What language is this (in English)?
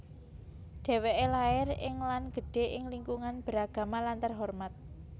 Javanese